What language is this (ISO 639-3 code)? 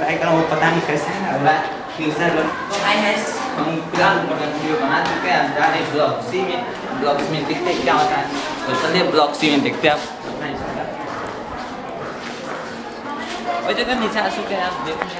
ind